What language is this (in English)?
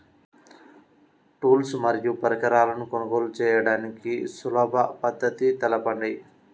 Telugu